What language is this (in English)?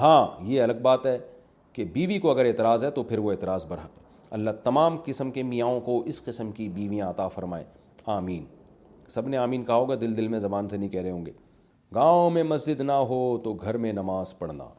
Urdu